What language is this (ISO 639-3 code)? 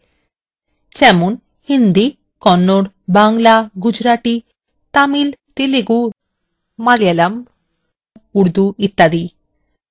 ben